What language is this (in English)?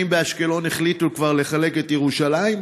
Hebrew